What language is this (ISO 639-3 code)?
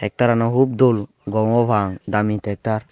ccp